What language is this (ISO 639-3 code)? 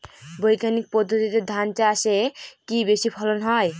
ben